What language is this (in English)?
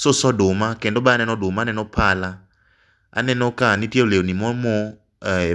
Luo (Kenya and Tanzania)